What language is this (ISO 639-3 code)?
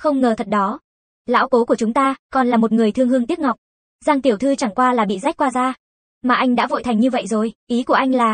vie